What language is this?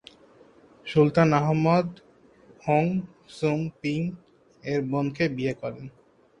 Bangla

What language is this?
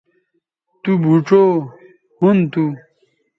Bateri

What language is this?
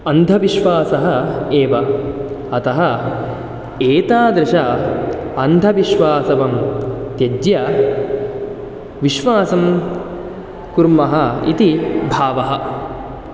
Sanskrit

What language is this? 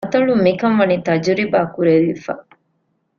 Divehi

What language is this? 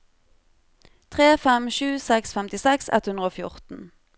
Norwegian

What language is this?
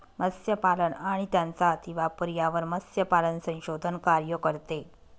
Marathi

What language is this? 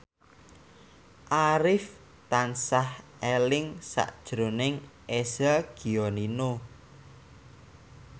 Javanese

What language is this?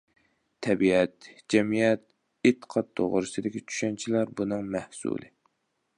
Uyghur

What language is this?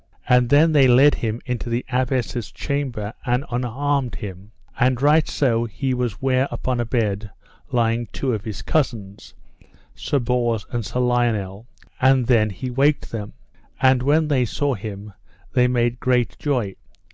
English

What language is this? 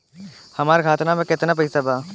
Bhojpuri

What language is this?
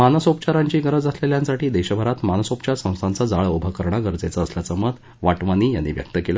Marathi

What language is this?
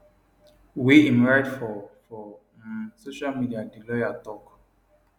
Nigerian Pidgin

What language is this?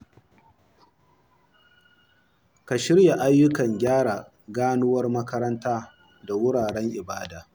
Hausa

